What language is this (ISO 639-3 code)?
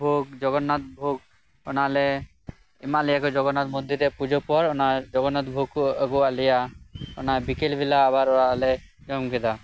sat